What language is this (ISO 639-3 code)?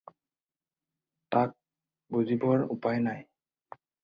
asm